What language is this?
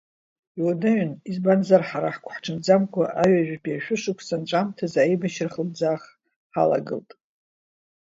Abkhazian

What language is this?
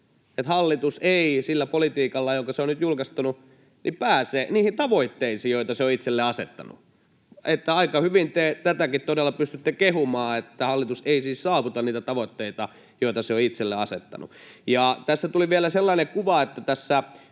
Finnish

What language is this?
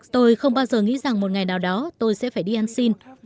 Vietnamese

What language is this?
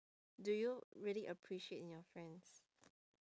English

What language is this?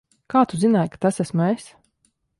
Latvian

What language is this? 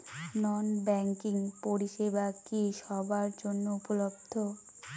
Bangla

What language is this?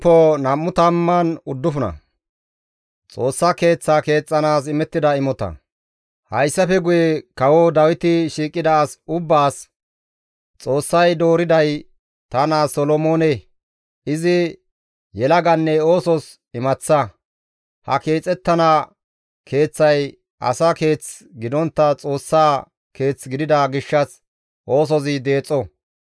Gamo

